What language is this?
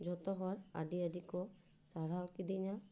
Santali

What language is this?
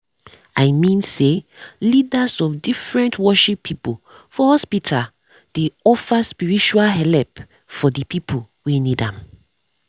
Nigerian Pidgin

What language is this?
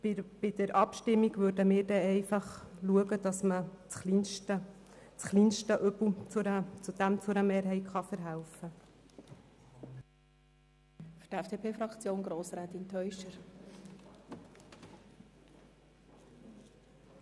Swiss German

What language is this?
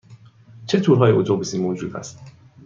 Persian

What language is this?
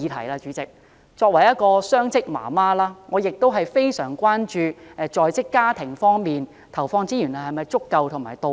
Cantonese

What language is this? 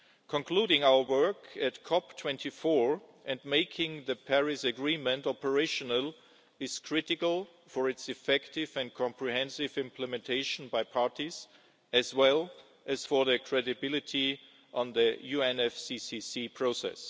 English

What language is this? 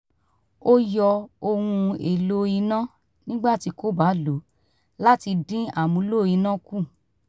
Yoruba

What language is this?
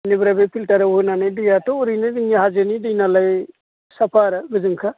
Bodo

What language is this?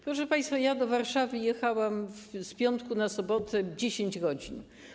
Polish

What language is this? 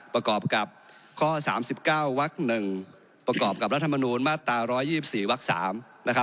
Thai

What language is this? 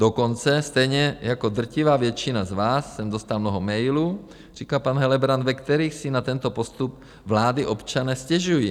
Czech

